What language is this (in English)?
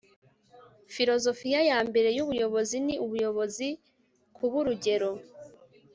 Kinyarwanda